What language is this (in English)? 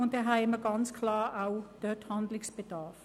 Swiss German